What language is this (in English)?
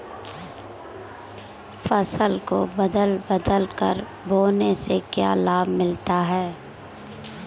Hindi